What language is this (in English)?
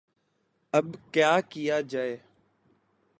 Urdu